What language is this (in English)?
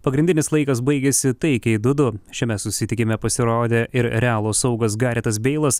Lithuanian